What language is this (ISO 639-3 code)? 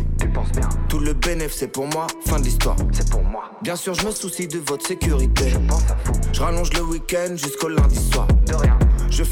fra